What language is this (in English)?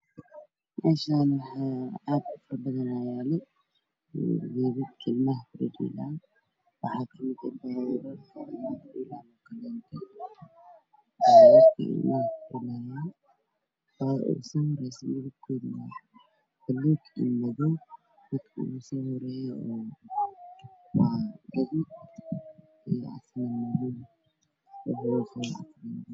Somali